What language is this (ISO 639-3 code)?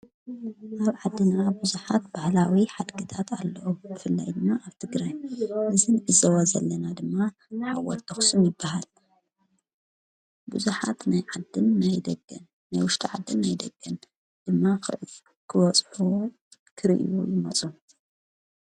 tir